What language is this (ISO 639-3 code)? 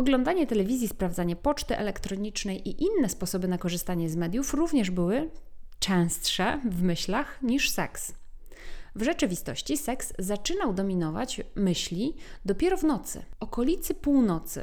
pol